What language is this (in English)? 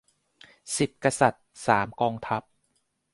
Thai